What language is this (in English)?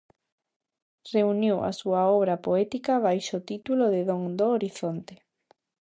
Galician